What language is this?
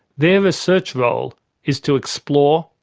English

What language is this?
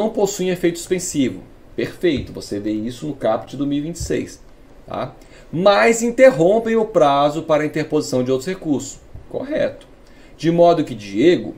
Portuguese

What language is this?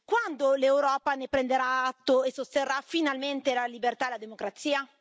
Italian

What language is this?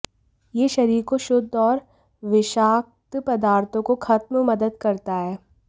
Hindi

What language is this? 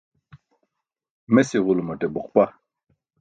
Burushaski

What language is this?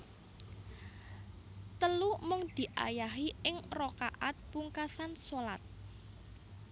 Javanese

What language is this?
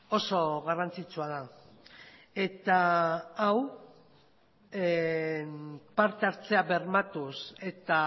Basque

